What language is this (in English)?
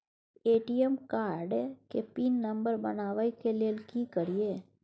Maithili